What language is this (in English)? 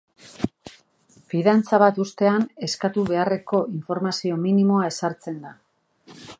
Basque